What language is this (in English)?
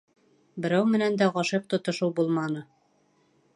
Bashkir